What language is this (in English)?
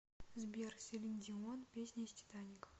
Russian